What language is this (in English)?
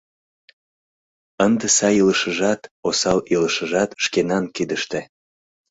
Mari